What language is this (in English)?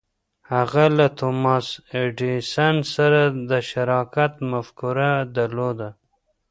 Pashto